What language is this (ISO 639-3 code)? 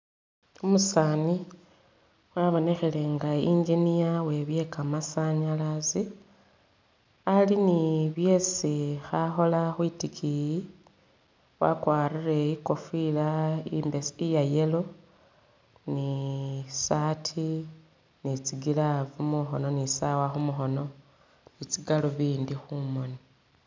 myx